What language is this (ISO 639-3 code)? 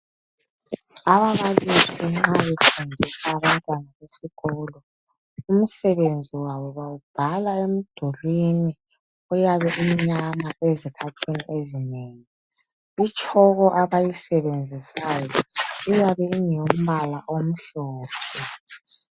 nde